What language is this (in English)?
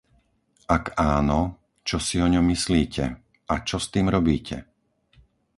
Slovak